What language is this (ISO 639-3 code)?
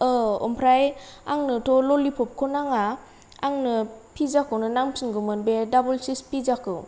brx